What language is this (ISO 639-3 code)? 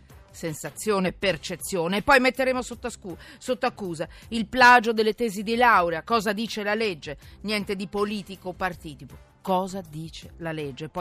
ita